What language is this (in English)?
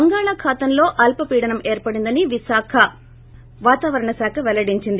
Telugu